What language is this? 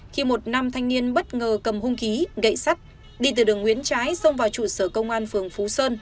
Vietnamese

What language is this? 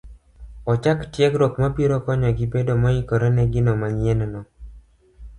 Luo (Kenya and Tanzania)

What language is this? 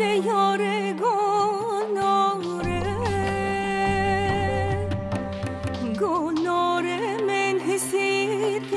Turkish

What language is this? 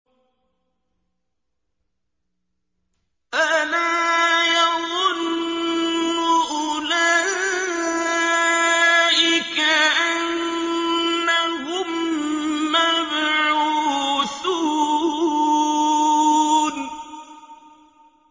Arabic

